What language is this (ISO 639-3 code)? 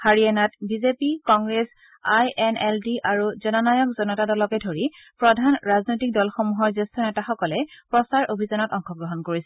asm